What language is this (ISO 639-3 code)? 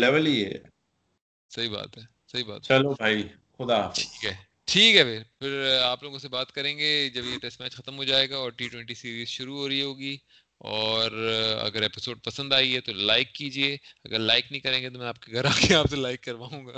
urd